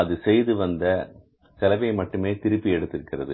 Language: Tamil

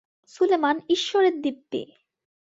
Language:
Bangla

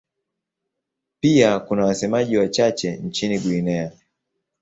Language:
Swahili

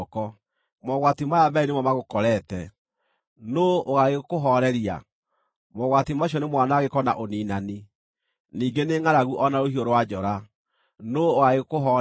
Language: Kikuyu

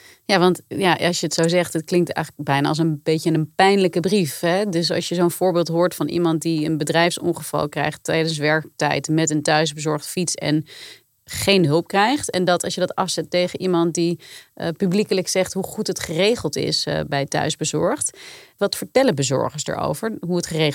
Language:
Dutch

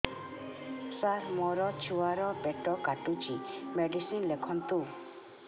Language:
Odia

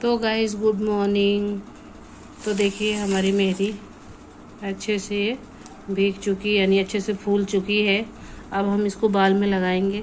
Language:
Hindi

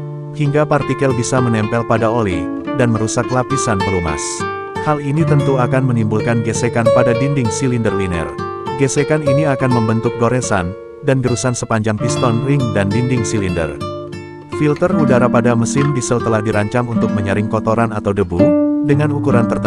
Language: Indonesian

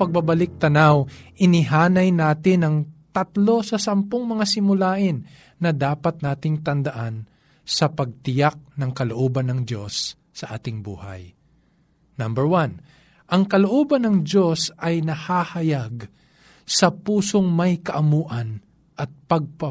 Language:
Filipino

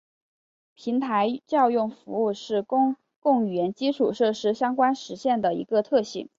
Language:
Chinese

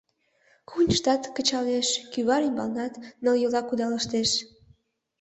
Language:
Mari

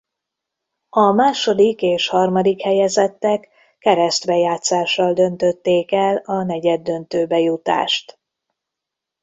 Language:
Hungarian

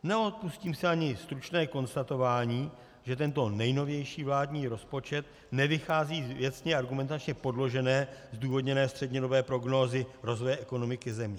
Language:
Czech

